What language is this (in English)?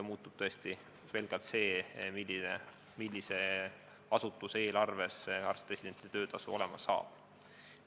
Estonian